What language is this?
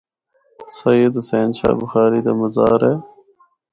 Northern Hindko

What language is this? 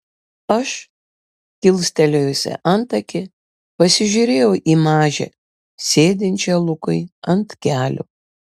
Lithuanian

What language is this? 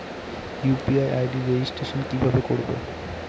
Bangla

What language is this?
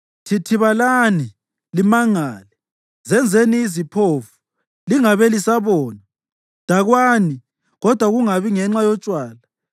North Ndebele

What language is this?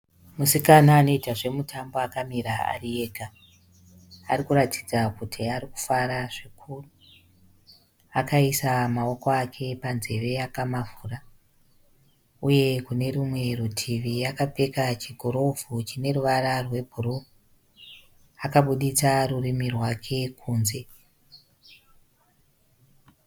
Shona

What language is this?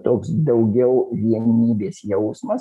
Lithuanian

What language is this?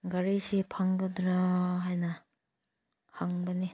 Manipuri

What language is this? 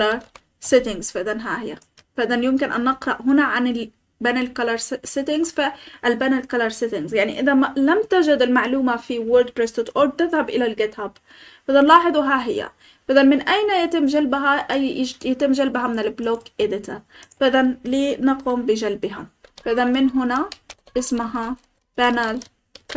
Arabic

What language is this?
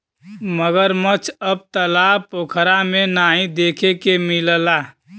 Bhojpuri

